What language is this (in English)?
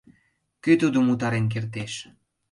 Mari